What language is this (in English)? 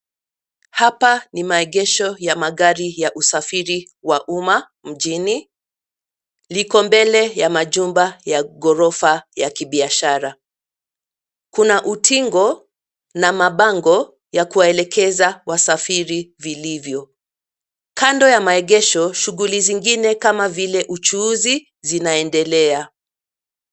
Swahili